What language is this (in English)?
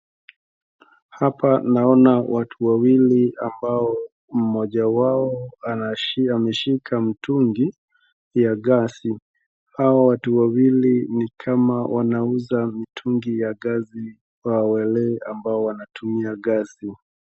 Swahili